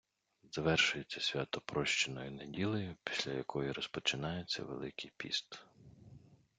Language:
Ukrainian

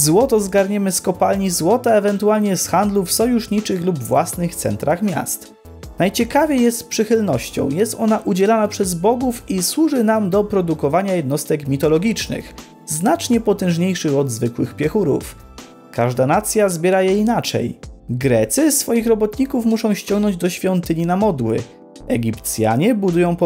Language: Polish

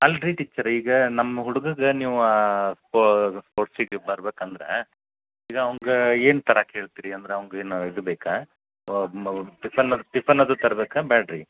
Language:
Kannada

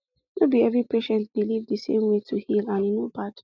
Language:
Nigerian Pidgin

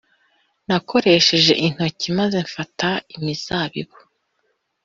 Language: Kinyarwanda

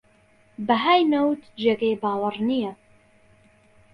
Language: Central Kurdish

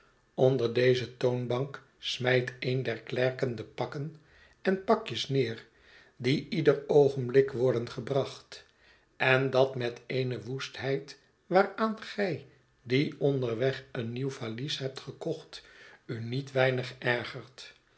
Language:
Dutch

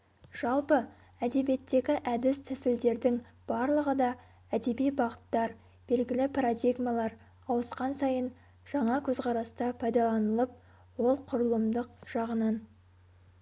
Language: Kazakh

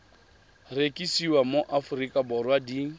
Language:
Tswana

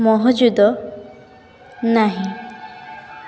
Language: Odia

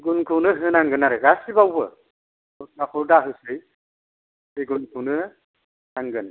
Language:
Bodo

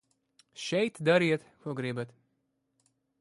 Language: Latvian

